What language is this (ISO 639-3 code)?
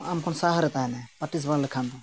sat